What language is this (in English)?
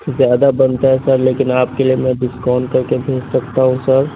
Urdu